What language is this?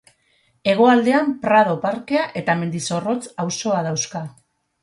Basque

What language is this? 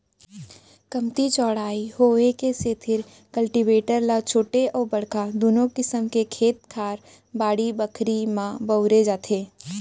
Chhattisgarhi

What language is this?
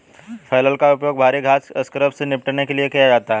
Hindi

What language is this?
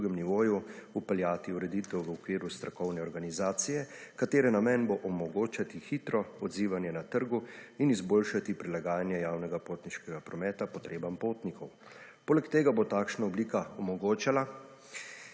Slovenian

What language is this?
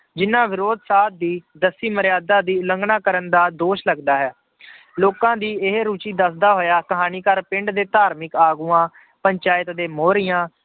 Punjabi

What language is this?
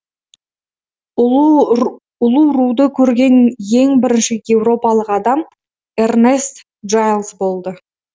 Kazakh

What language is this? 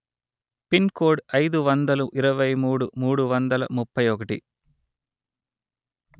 Telugu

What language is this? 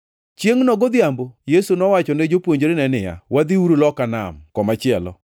Luo (Kenya and Tanzania)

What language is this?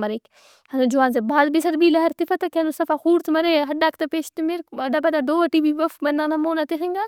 Brahui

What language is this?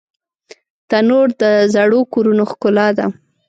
Pashto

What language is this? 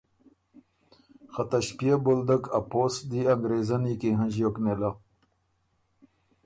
Ormuri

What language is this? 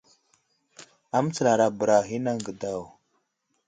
Wuzlam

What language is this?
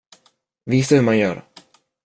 Swedish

